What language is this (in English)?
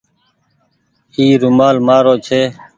Goaria